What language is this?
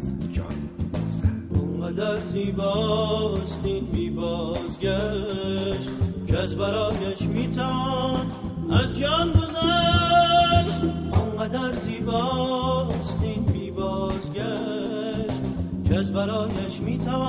Persian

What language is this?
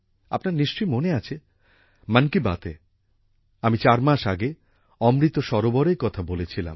Bangla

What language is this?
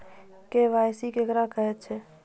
Maithili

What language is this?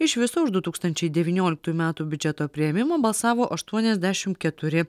Lithuanian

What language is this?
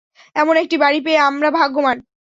Bangla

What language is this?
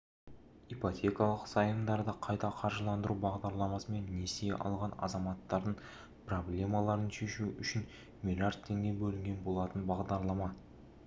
Kazakh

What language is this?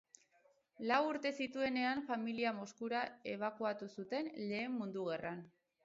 Basque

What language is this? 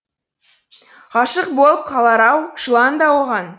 Kazakh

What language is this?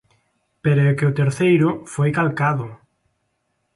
Galician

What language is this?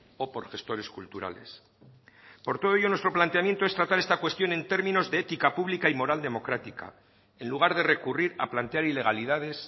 Spanish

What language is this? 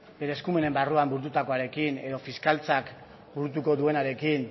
Basque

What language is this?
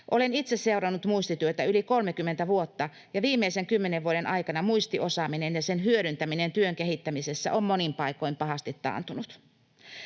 Finnish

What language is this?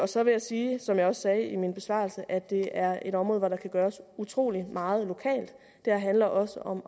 Danish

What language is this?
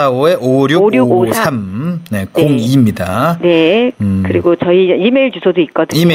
Korean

